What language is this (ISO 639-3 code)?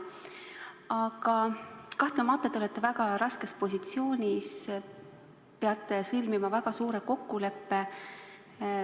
est